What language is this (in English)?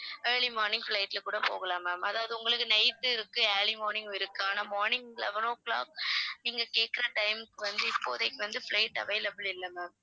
Tamil